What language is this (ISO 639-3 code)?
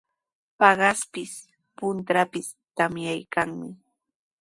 qws